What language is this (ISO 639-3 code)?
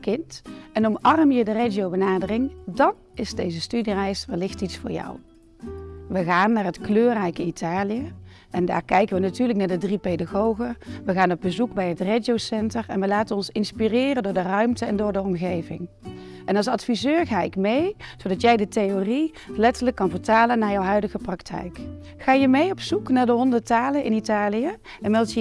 nld